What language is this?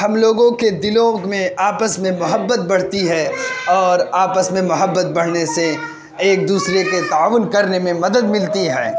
Urdu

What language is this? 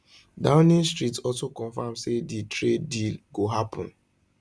Nigerian Pidgin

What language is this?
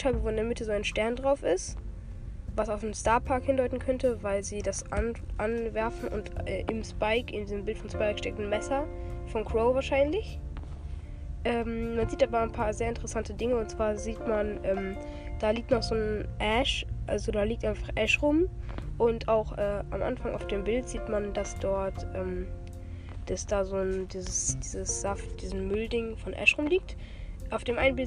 German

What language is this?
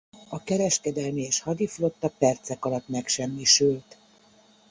Hungarian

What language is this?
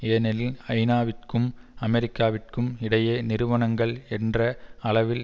Tamil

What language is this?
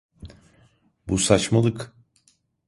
Turkish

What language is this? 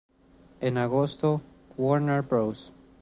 Spanish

